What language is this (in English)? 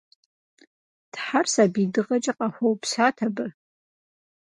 Kabardian